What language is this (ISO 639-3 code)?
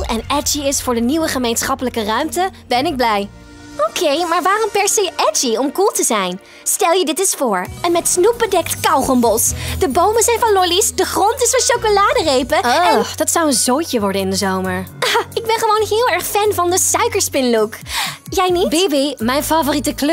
nld